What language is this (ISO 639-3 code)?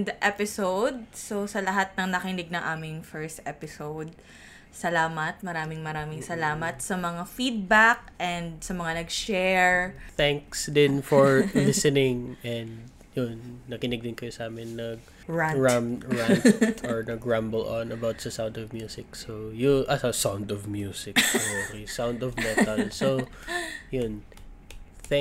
fil